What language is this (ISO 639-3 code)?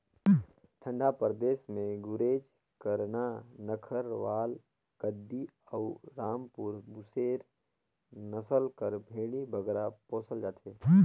hne